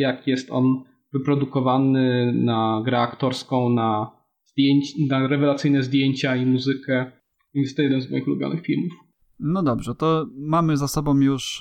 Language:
Polish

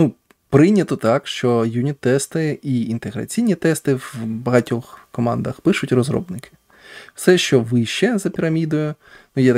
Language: Ukrainian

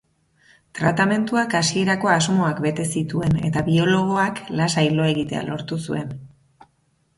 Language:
Basque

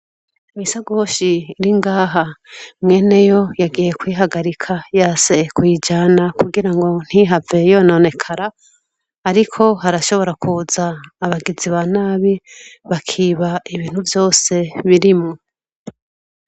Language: Rundi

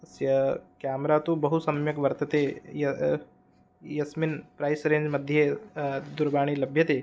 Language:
Sanskrit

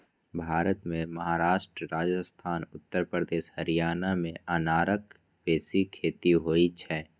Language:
Maithili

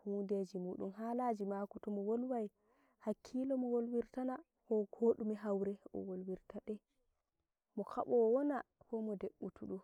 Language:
Nigerian Fulfulde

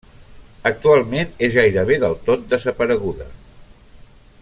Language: Catalan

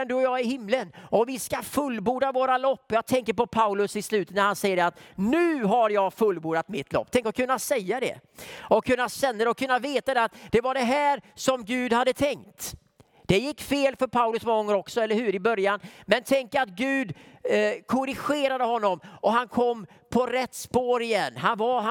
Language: Swedish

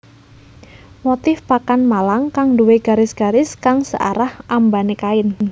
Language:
Javanese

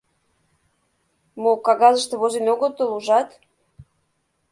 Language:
Mari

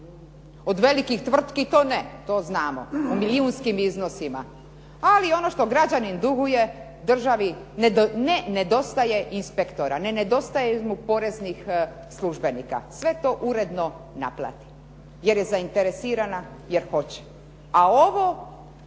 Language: Croatian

